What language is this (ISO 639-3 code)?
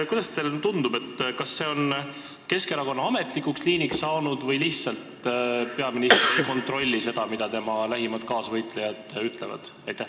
est